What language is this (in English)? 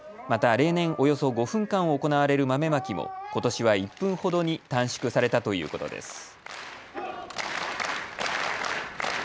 Japanese